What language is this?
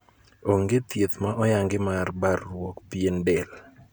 Luo (Kenya and Tanzania)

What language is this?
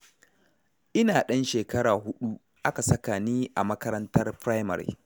Hausa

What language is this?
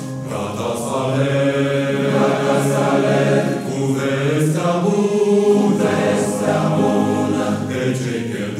Romanian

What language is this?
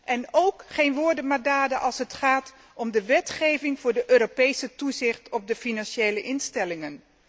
Dutch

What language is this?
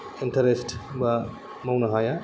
Bodo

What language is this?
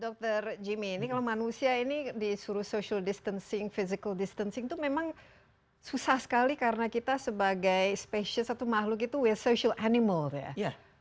Indonesian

